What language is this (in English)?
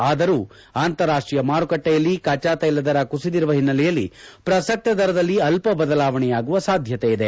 Kannada